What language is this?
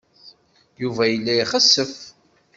Kabyle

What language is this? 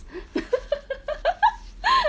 English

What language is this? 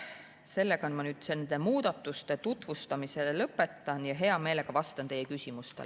Estonian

